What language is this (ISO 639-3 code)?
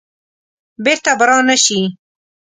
pus